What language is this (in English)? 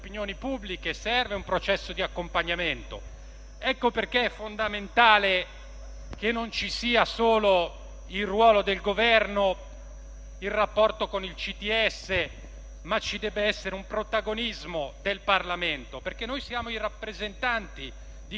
Italian